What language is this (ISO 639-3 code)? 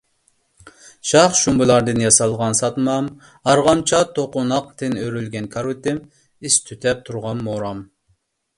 uig